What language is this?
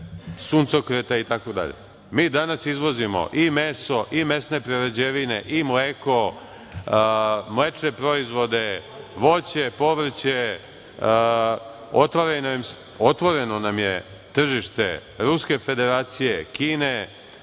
Serbian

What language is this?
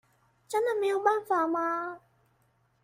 Chinese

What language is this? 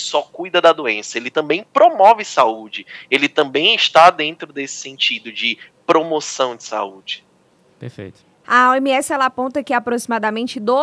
Portuguese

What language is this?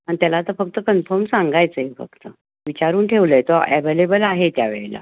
Marathi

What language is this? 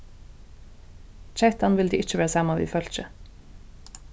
Faroese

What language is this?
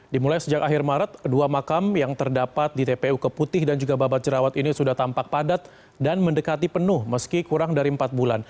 Indonesian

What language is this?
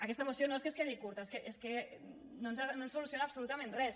Catalan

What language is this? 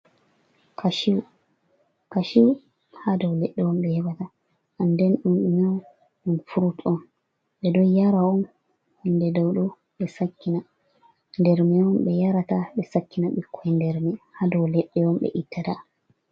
Fula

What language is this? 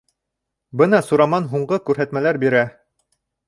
Bashkir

